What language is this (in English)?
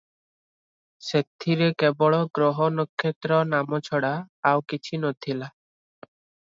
Odia